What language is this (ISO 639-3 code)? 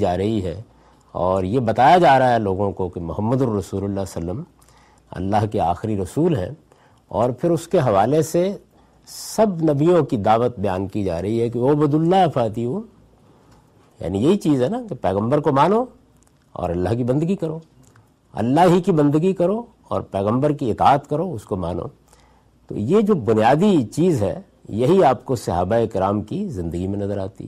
urd